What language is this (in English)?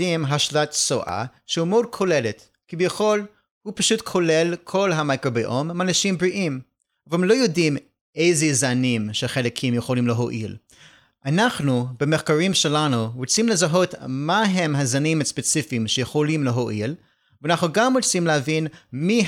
Hebrew